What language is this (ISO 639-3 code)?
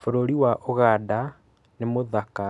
kik